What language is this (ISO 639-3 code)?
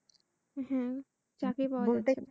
ben